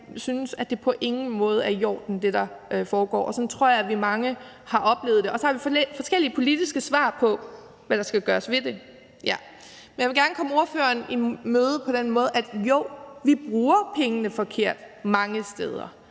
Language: Danish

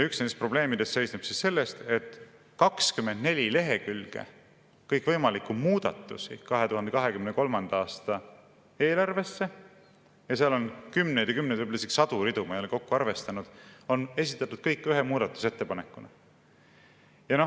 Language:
Estonian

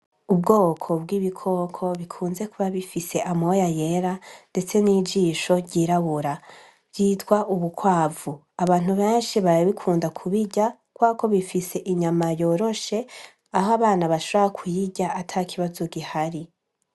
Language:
Rundi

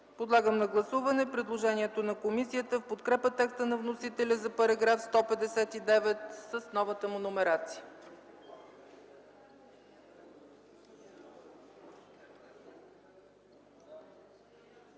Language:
Bulgarian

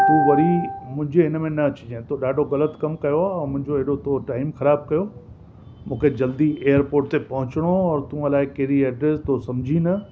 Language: Sindhi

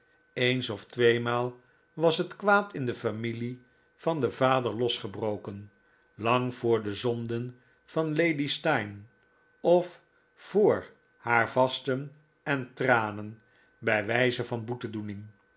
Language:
Dutch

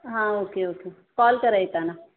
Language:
Marathi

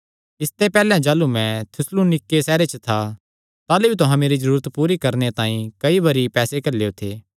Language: Kangri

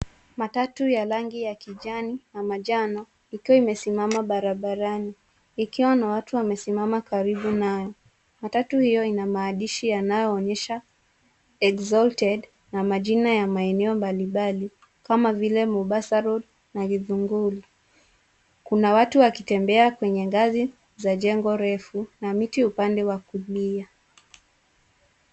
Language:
Swahili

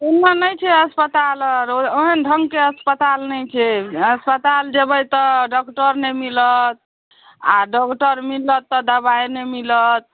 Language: Maithili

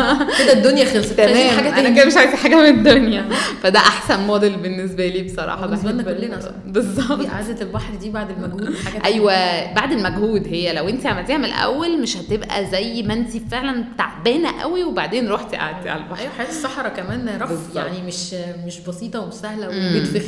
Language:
Arabic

